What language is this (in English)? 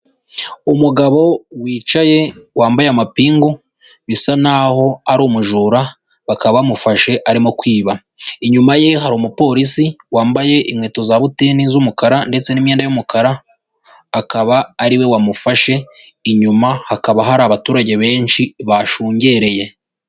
Kinyarwanda